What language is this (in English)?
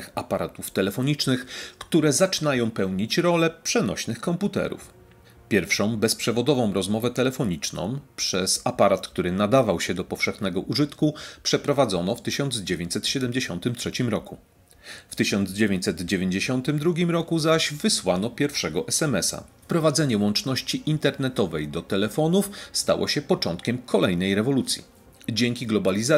Polish